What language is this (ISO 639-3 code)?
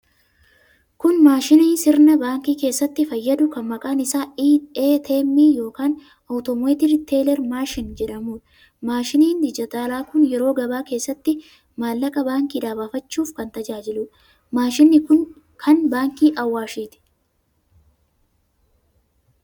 orm